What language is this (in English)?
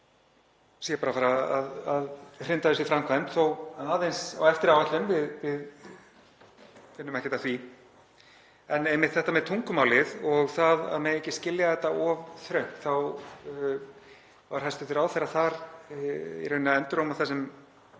Icelandic